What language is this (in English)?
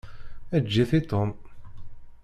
Kabyle